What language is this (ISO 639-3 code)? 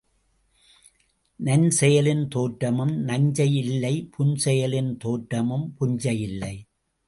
tam